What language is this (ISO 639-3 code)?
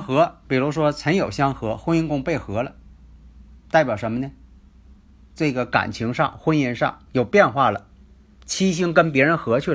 zho